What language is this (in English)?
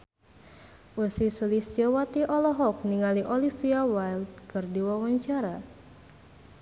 Sundanese